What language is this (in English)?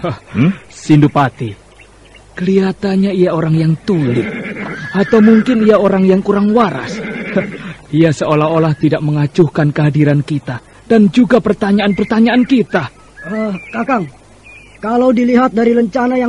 Indonesian